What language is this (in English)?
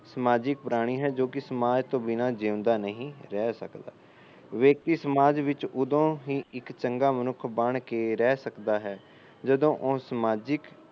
Punjabi